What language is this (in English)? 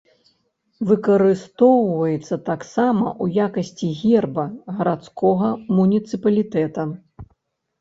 Belarusian